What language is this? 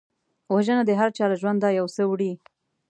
Pashto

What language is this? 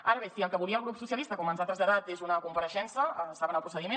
Catalan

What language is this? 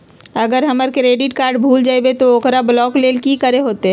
Magahi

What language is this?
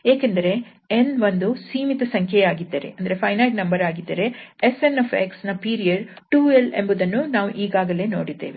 Kannada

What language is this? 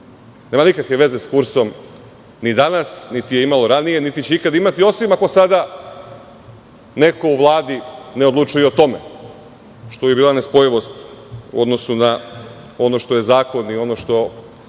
Serbian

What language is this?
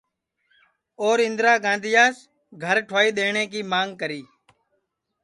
Sansi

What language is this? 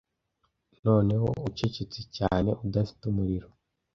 Kinyarwanda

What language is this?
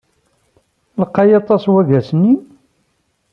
Kabyle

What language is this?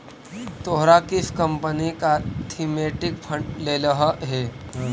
Magahi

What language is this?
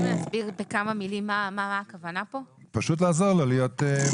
Hebrew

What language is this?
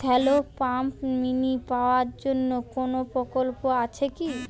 Bangla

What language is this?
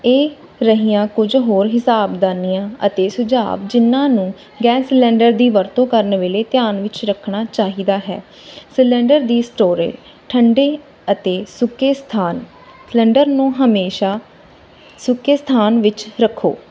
Punjabi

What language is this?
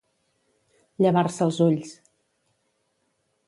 Catalan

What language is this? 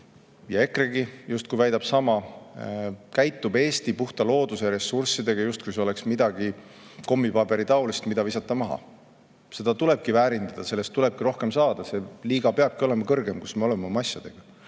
Estonian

